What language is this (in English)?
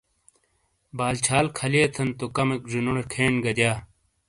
Shina